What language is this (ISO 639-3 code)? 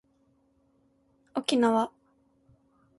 jpn